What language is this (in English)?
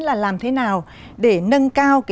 Vietnamese